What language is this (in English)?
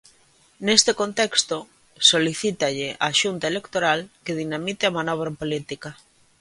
Galician